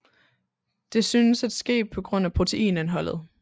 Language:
Danish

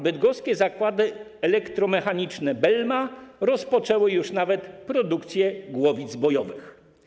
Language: Polish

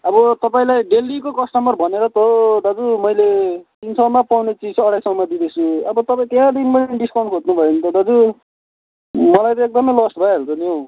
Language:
Nepali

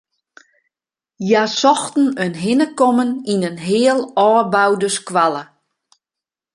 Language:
Western Frisian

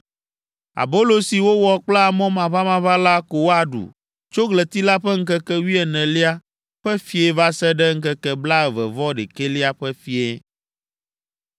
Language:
Ewe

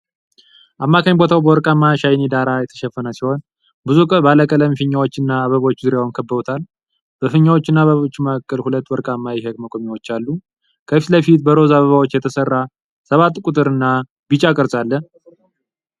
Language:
Amharic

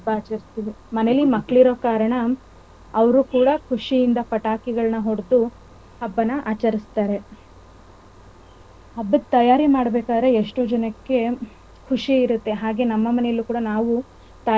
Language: Kannada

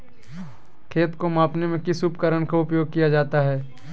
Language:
Magahi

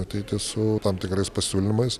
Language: Lithuanian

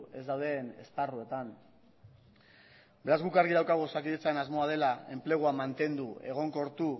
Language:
Basque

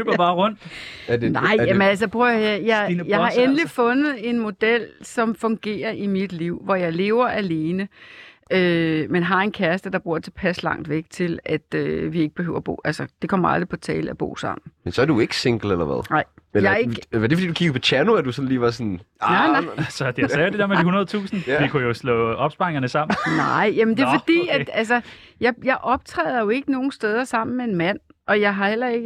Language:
Danish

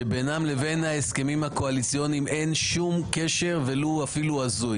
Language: Hebrew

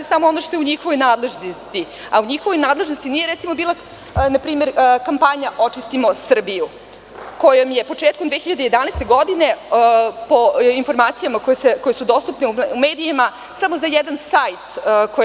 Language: Serbian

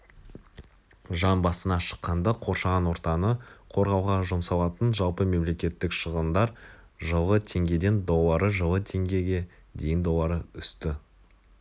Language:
Kazakh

